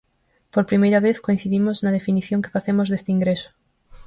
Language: Galician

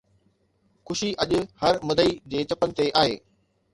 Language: Sindhi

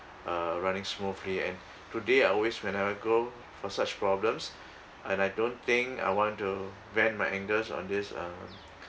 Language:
English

